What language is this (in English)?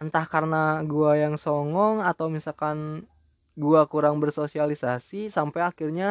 Indonesian